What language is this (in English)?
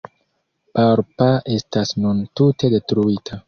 Esperanto